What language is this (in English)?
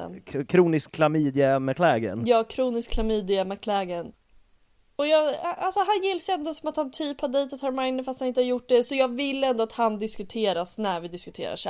Swedish